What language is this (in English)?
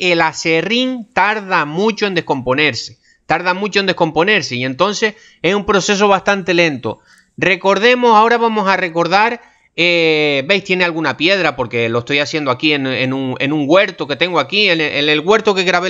Spanish